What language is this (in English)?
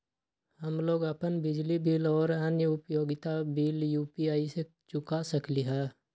Magahi